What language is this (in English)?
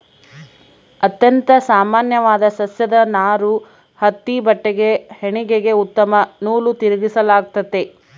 Kannada